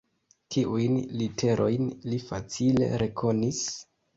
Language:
Esperanto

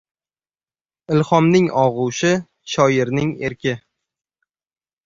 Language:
Uzbek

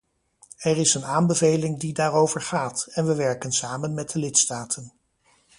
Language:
Dutch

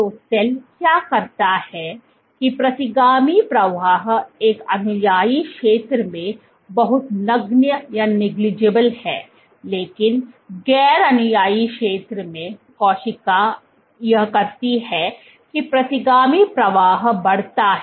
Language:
Hindi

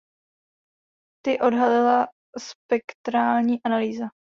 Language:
Czech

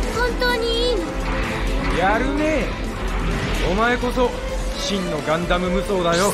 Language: Japanese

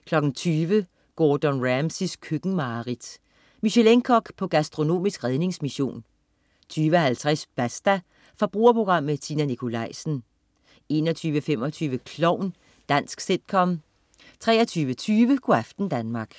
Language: Danish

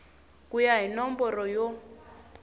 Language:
Tsonga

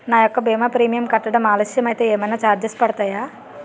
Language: Telugu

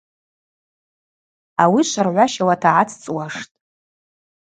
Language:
Abaza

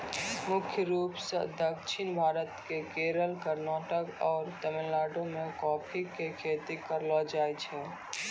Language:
Maithili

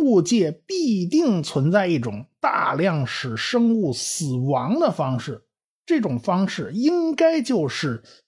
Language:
Chinese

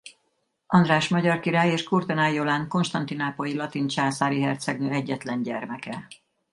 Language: Hungarian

